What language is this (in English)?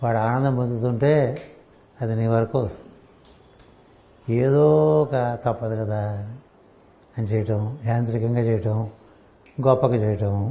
Telugu